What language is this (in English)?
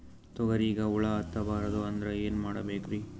Kannada